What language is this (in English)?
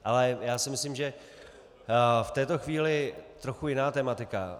Czech